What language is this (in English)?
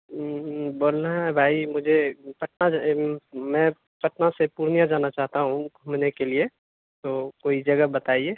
Urdu